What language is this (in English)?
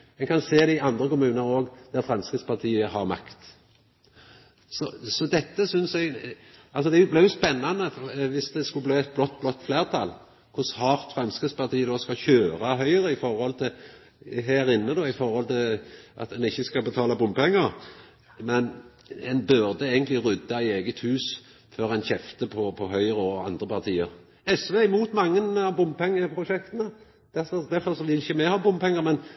Norwegian Nynorsk